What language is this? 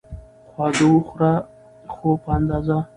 Pashto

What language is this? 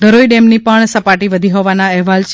Gujarati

